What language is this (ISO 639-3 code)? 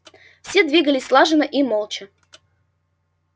rus